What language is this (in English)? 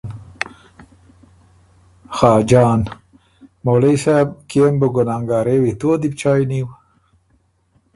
Ormuri